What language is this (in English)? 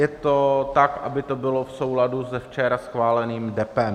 Czech